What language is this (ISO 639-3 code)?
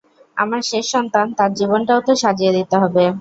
ben